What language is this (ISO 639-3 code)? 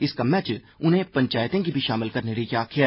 doi